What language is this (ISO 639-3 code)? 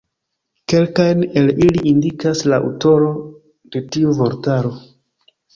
epo